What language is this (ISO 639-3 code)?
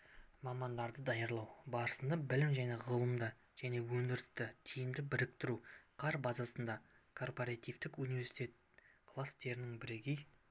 kaz